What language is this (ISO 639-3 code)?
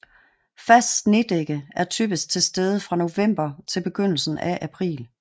dan